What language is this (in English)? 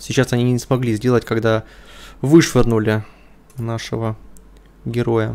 Russian